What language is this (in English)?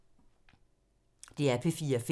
Danish